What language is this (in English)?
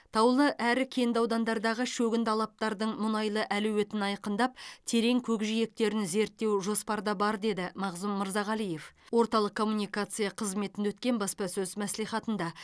Kazakh